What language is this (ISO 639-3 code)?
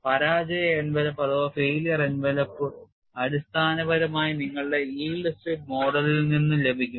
mal